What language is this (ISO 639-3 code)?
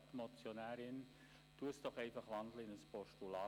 gsw